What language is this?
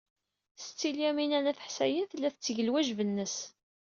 Kabyle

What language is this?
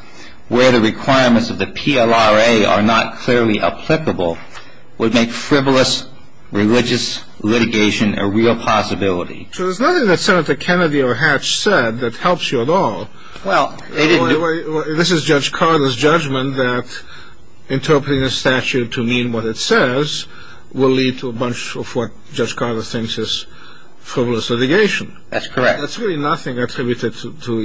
English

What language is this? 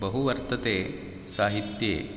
Sanskrit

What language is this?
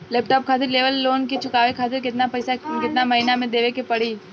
Bhojpuri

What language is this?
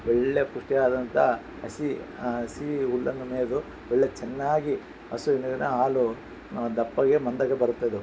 Kannada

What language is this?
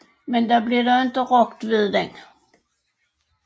Danish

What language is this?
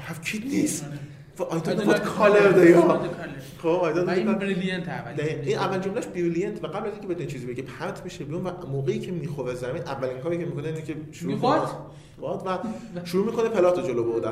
Persian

